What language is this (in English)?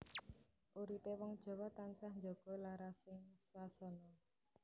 Javanese